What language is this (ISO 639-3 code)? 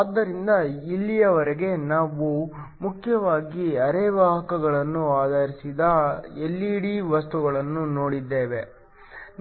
kan